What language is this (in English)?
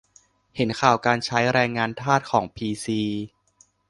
Thai